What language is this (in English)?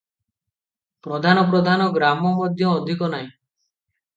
Odia